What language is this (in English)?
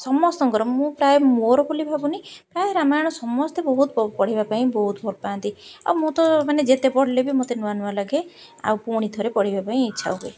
Odia